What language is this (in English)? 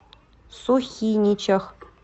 Russian